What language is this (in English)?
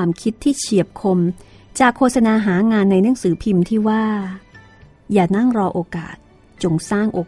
Thai